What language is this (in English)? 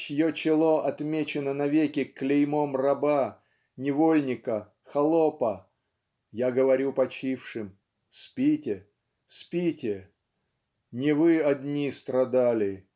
Russian